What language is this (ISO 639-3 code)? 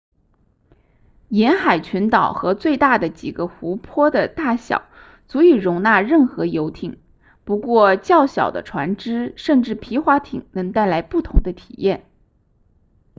zho